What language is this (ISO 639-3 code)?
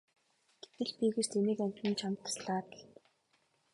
mon